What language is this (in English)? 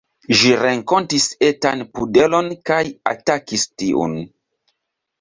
Esperanto